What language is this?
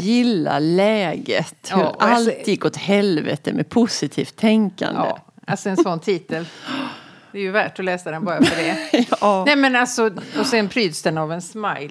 Swedish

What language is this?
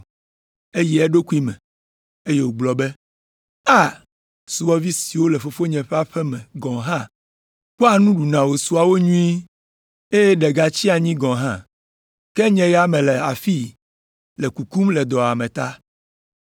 Ewe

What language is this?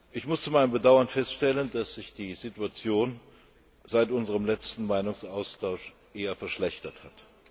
German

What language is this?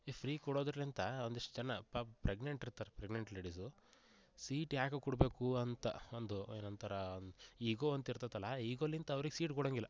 Kannada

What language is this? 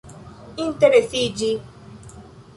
Esperanto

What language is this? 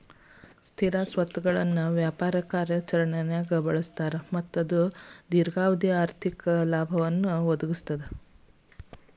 Kannada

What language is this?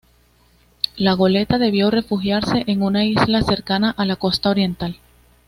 Spanish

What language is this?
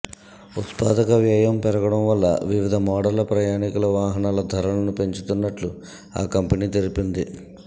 Telugu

